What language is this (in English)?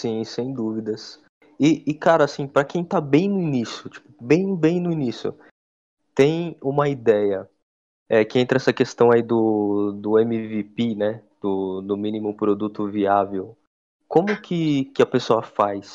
Portuguese